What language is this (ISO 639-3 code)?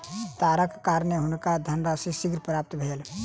mai